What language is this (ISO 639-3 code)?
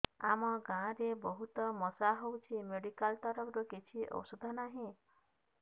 ori